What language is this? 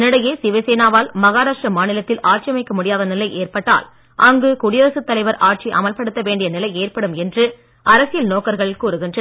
Tamil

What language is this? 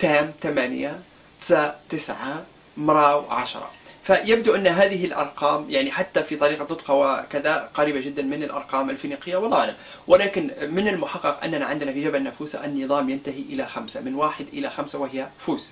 Arabic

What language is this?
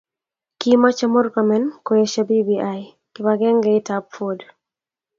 Kalenjin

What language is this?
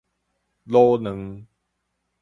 Min Nan Chinese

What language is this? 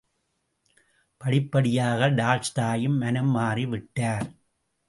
Tamil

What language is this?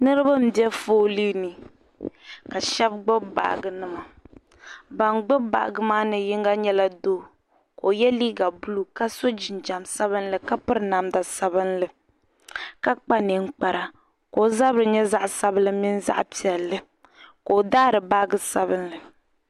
Dagbani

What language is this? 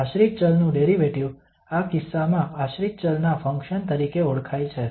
Gujarati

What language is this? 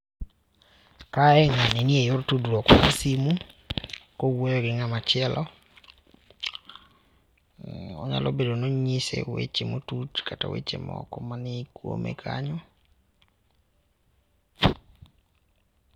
Luo (Kenya and Tanzania)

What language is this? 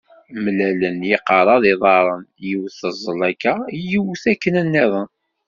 Kabyle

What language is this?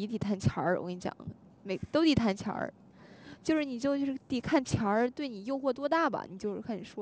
Chinese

